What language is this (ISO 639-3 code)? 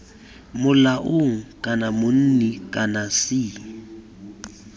tsn